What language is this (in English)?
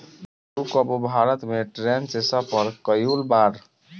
Bhojpuri